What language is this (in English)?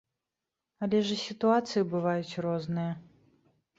Belarusian